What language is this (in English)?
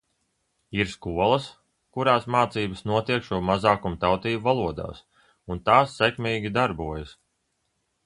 Latvian